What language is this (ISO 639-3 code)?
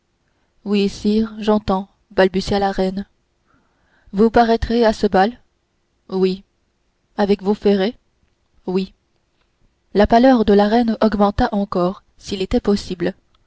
fra